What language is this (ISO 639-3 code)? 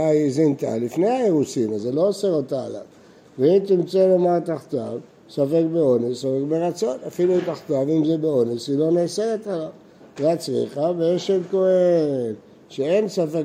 heb